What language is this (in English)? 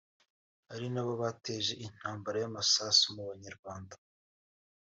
Kinyarwanda